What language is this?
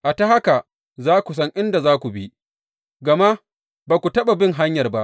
Hausa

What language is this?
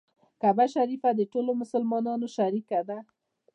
Pashto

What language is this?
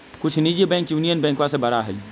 Magahi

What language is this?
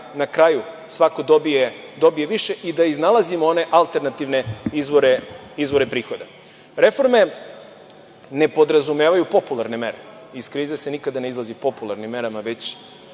Serbian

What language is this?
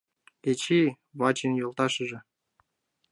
Mari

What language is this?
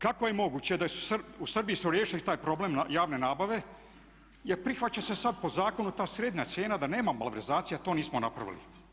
Croatian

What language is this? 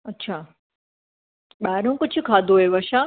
Sindhi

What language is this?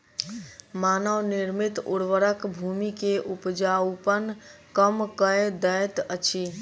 Maithili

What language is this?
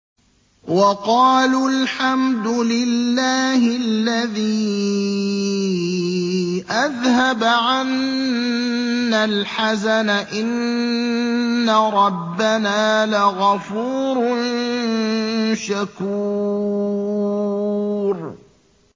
Arabic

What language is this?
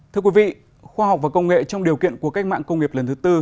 Vietnamese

